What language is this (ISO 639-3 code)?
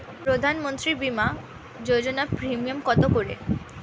ben